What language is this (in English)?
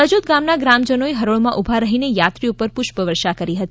Gujarati